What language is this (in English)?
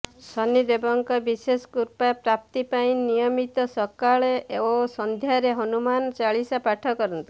Odia